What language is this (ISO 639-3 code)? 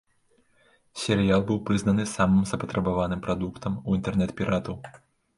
bel